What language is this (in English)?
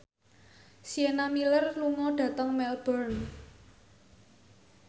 Javanese